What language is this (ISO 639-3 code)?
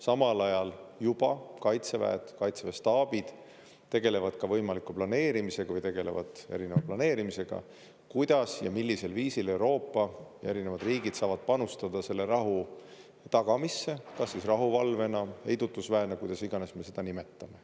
est